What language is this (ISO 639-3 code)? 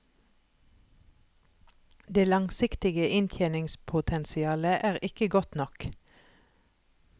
nor